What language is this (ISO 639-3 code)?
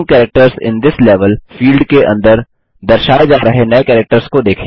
hin